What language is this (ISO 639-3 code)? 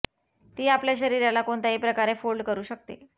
mar